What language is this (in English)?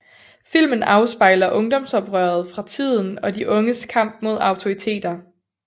Danish